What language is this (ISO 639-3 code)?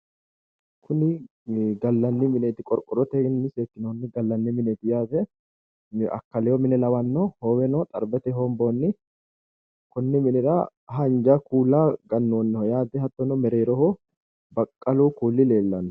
sid